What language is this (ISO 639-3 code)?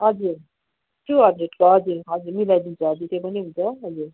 nep